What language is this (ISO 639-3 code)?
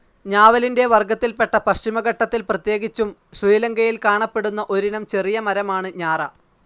mal